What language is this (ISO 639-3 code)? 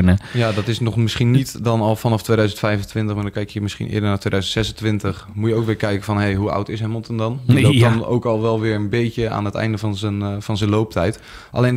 nld